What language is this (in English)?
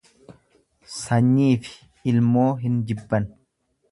Oromo